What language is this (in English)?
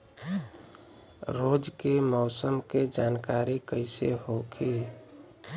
Bhojpuri